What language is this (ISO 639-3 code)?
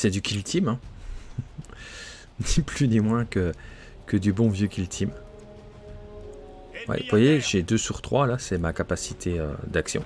fra